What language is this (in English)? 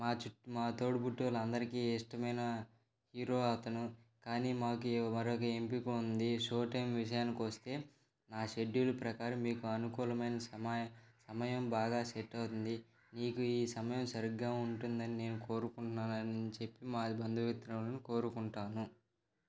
Telugu